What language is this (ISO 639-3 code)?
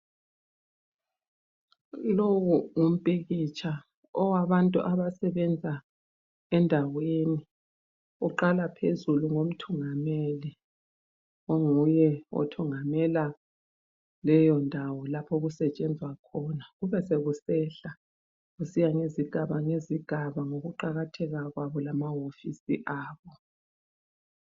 nde